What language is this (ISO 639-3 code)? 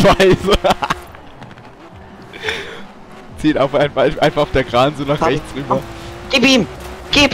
deu